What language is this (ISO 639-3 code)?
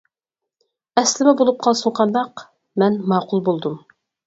uig